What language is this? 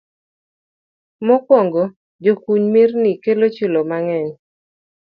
Luo (Kenya and Tanzania)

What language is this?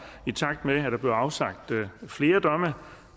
Danish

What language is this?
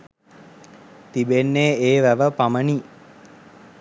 Sinhala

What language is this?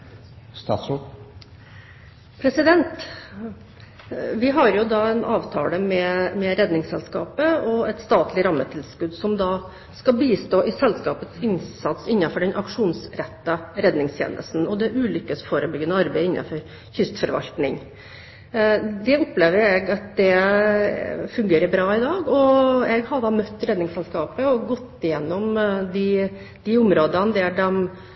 Norwegian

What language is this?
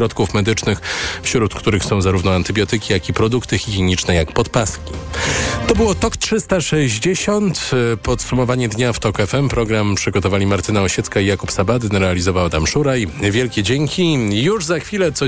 Polish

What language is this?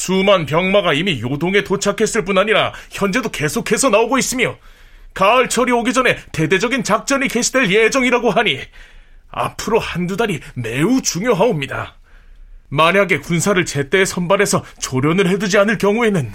Korean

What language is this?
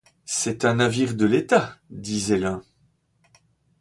French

